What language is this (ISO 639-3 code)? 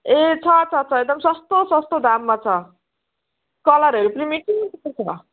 nep